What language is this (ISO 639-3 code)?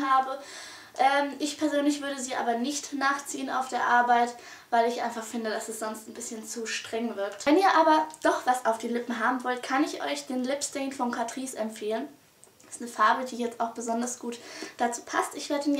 deu